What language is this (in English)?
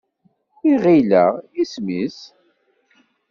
Kabyle